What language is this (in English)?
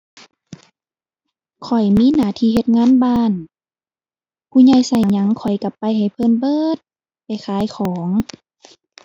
Thai